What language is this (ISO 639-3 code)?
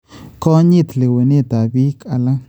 kln